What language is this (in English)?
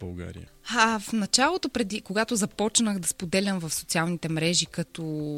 Bulgarian